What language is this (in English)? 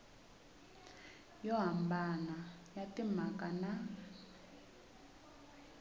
Tsonga